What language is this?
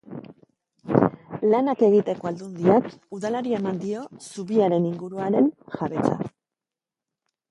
Basque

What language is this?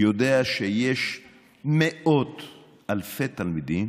Hebrew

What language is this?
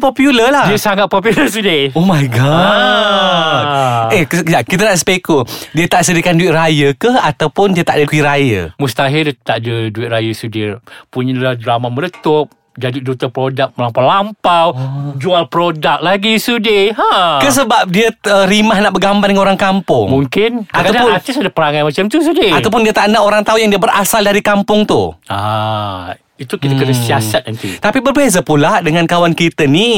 Malay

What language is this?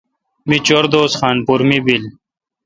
Kalkoti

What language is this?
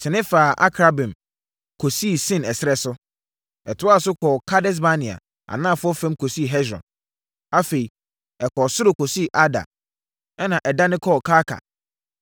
Akan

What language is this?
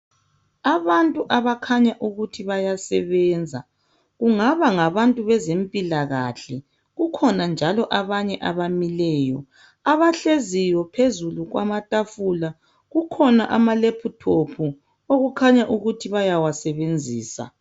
North Ndebele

